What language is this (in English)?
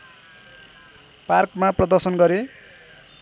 Nepali